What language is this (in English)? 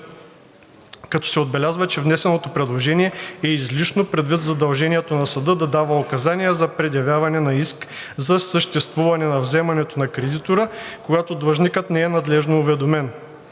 Bulgarian